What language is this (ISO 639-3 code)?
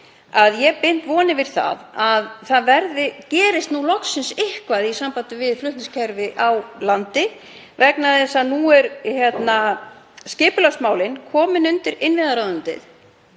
isl